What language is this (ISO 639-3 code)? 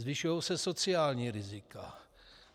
ces